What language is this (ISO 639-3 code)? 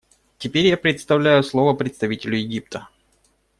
rus